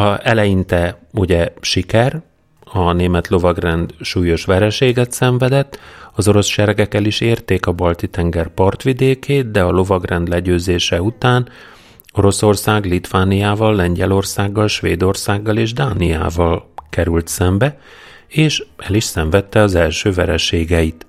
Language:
Hungarian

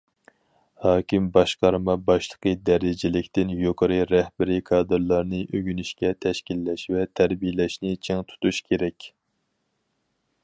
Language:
Uyghur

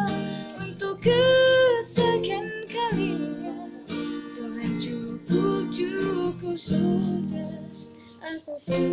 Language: Indonesian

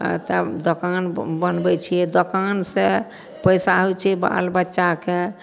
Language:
Maithili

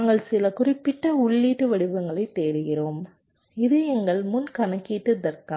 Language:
Tamil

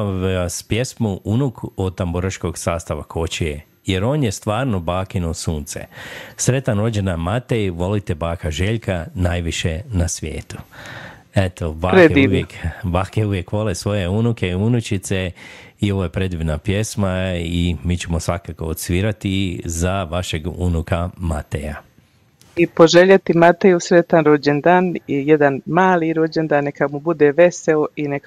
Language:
Croatian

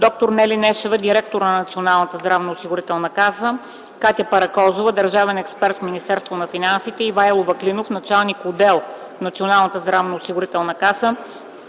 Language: Bulgarian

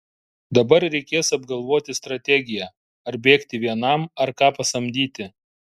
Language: Lithuanian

